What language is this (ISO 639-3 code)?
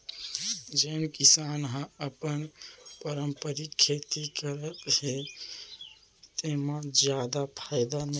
hne